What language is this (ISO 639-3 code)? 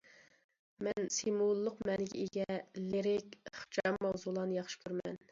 uig